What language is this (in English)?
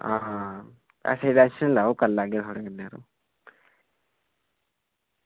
Dogri